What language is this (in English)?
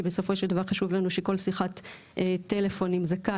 Hebrew